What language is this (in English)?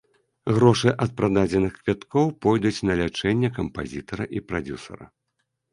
Belarusian